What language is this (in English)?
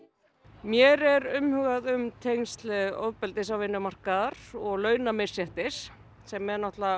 Icelandic